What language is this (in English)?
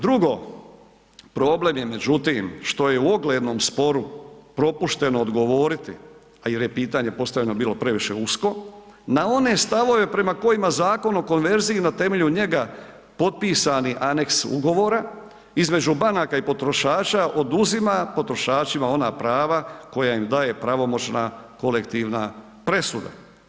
Croatian